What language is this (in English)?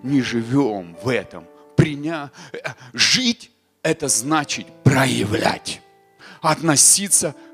Russian